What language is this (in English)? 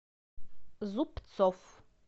Russian